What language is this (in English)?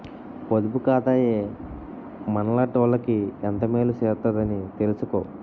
Telugu